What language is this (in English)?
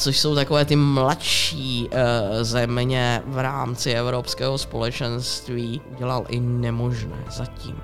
Czech